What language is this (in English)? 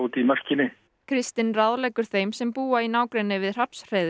Icelandic